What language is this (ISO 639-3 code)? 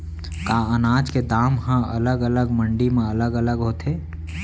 hne